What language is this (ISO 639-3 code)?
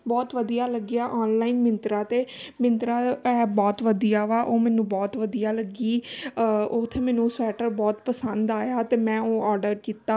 pan